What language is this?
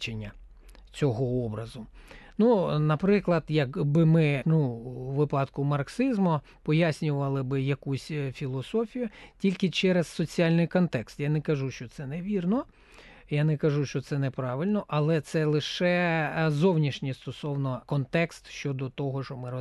Ukrainian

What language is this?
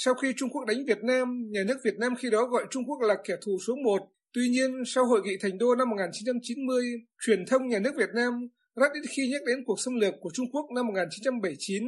Vietnamese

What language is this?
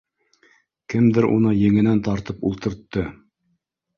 Bashkir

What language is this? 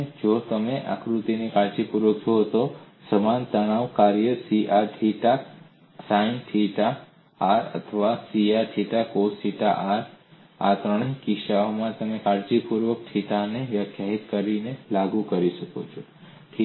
Gujarati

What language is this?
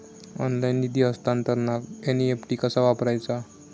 Marathi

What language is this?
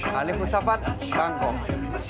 Indonesian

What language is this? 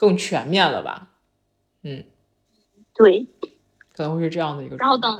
Chinese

